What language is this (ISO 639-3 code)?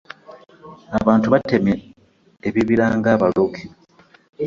lug